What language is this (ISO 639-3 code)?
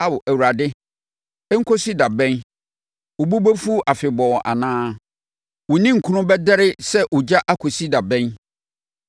aka